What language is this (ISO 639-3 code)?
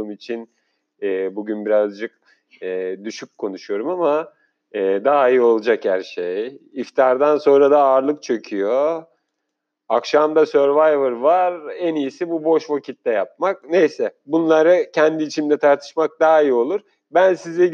tur